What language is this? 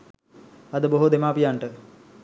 Sinhala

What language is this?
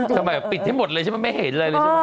Thai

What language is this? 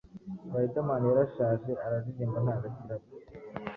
Kinyarwanda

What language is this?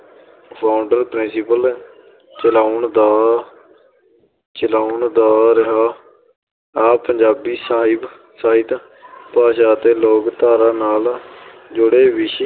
Punjabi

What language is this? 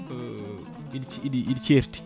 Fula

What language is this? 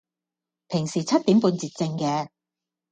Cantonese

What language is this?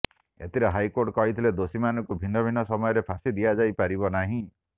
Odia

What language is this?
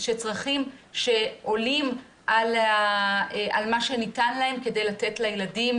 Hebrew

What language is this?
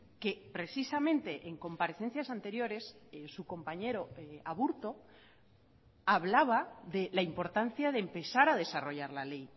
Spanish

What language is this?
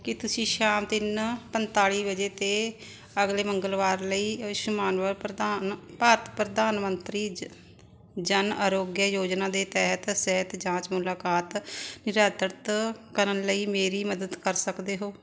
Punjabi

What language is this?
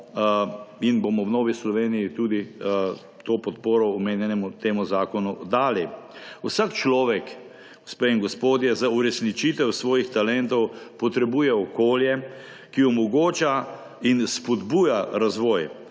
Slovenian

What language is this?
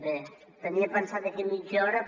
Catalan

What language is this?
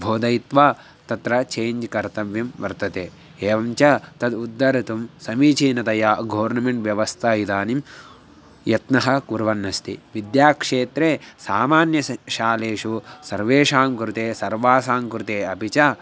Sanskrit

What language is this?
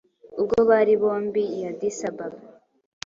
Kinyarwanda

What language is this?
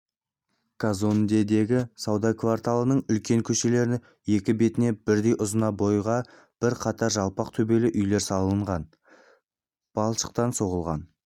Kazakh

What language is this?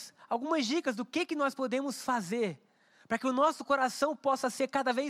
Portuguese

